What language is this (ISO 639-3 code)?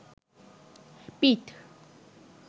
ben